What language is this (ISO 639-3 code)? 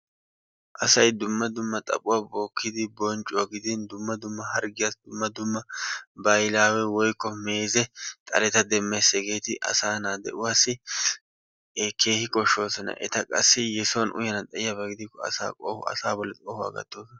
wal